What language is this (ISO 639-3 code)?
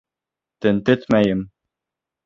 bak